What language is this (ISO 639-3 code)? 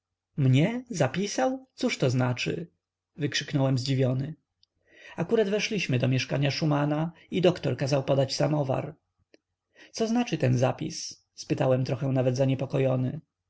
pol